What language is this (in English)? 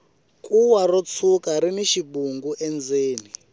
Tsonga